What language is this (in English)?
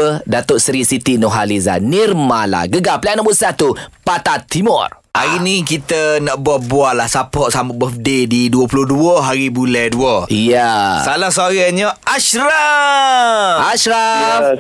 Malay